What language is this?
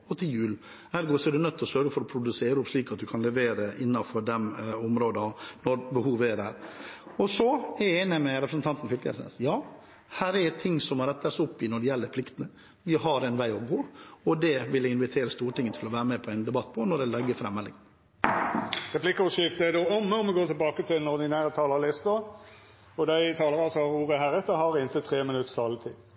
Norwegian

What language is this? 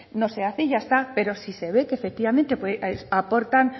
Spanish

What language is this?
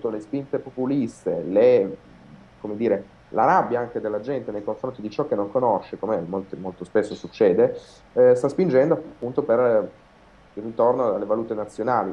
Italian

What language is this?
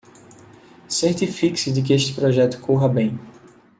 Portuguese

